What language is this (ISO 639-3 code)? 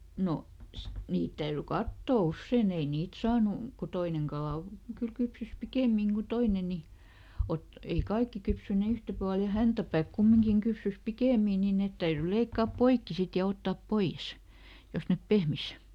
fin